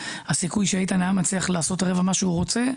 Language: Hebrew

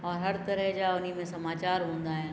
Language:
Sindhi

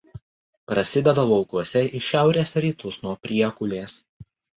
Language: Lithuanian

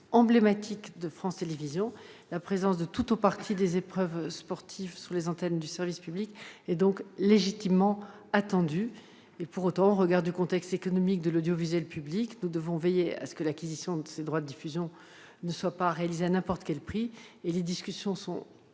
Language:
French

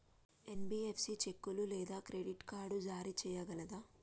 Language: Telugu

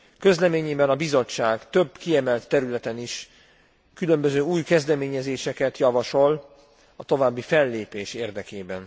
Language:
Hungarian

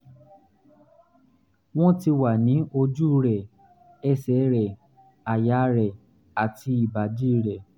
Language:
Yoruba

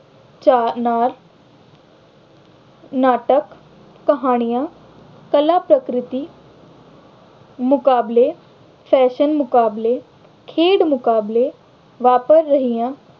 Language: Punjabi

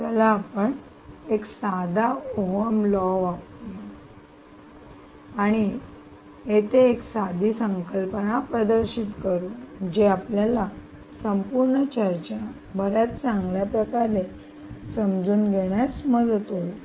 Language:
Marathi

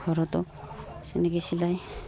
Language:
Assamese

